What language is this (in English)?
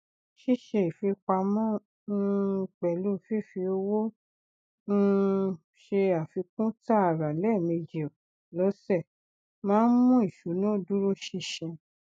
Yoruba